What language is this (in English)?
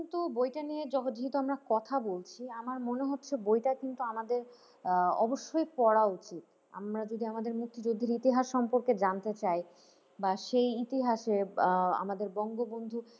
Bangla